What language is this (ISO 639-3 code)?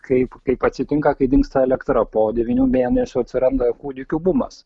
lit